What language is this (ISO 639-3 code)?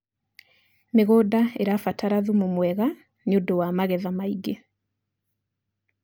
kik